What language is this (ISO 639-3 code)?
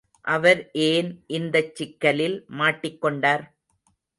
tam